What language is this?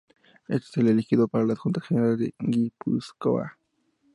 Spanish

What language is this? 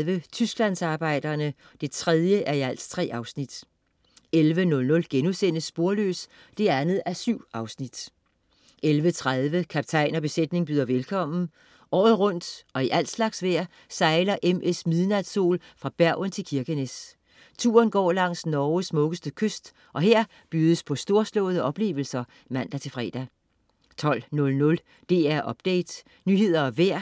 Danish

